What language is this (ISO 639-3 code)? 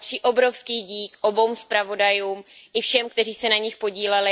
ces